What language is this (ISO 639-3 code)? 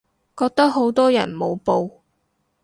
yue